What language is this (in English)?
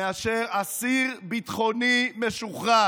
Hebrew